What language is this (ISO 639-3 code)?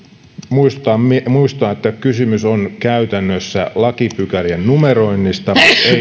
fin